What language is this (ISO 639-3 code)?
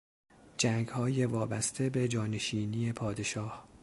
fas